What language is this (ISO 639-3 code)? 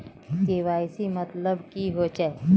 mag